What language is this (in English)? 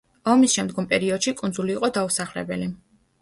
Georgian